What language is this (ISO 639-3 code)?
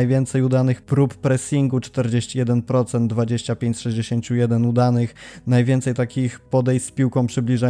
pol